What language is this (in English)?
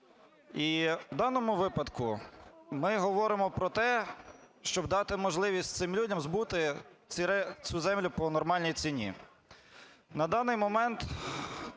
Ukrainian